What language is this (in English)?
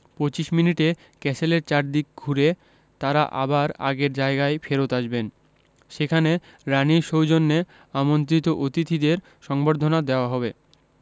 Bangla